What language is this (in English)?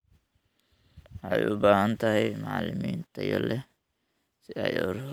Somali